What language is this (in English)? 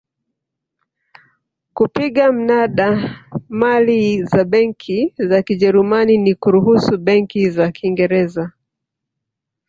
Swahili